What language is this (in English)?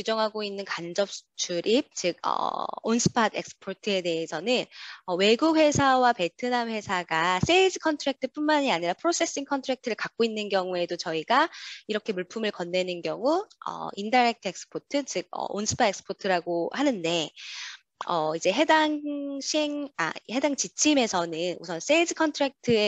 Korean